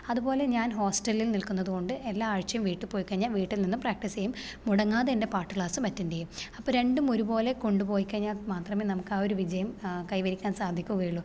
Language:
Malayalam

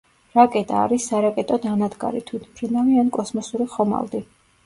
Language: Georgian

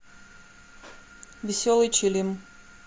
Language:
Russian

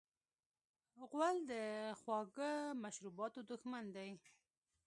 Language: Pashto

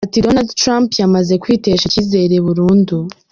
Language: Kinyarwanda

